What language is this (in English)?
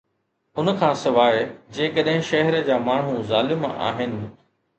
Sindhi